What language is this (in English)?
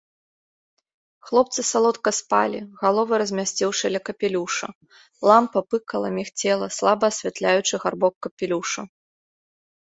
Belarusian